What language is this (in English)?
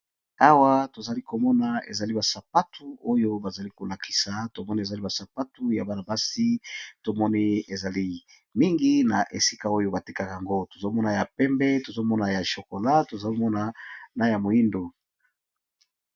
Lingala